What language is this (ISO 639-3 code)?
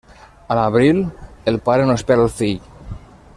cat